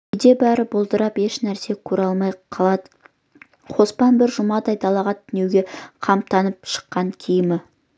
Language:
Kazakh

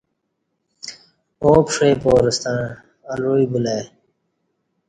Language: Kati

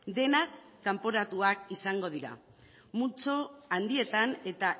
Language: Basque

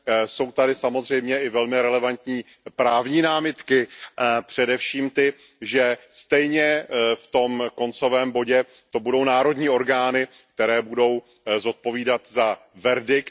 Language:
Czech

